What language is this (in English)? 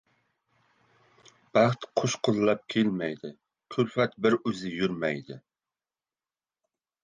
Uzbek